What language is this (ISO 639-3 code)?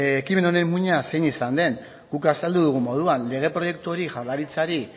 eus